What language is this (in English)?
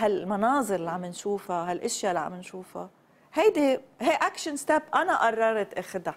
Arabic